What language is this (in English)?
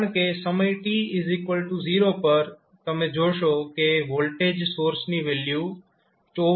Gujarati